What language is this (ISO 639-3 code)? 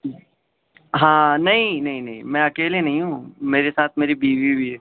urd